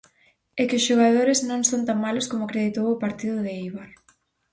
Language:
Galician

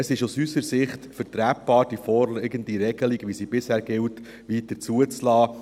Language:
Swiss German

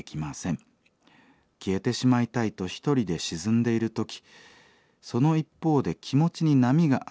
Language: Japanese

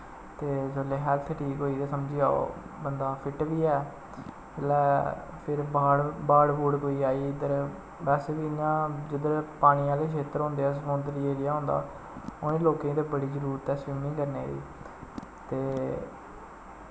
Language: Dogri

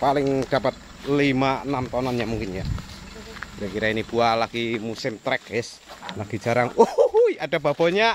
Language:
Indonesian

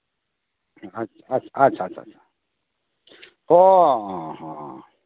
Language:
Santali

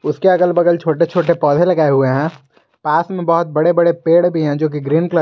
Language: Hindi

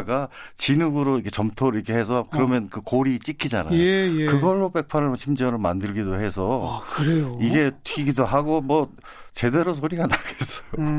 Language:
Korean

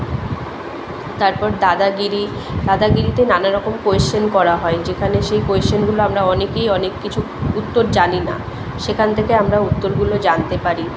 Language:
Bangla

